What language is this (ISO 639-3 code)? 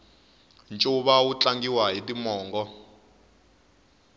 tso